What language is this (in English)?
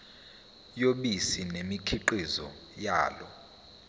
Zulu